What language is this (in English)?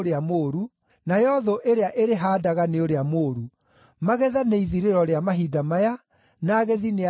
Kikuyu